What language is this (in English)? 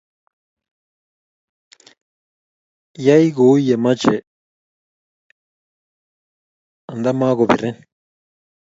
Kalenjin